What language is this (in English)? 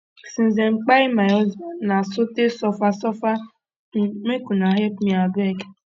Nigerian Pidgin